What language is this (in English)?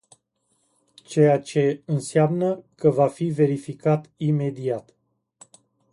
Romanian